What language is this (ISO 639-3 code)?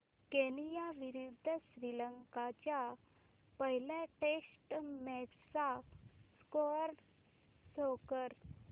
mar